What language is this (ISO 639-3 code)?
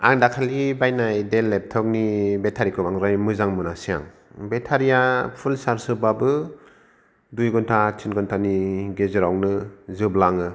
brx